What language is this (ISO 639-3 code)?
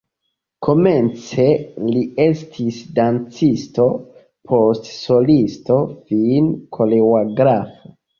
epo